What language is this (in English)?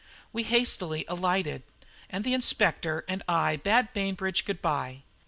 English